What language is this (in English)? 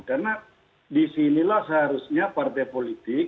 Indonesian